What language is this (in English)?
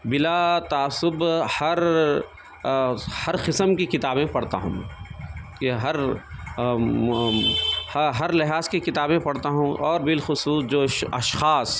Urdu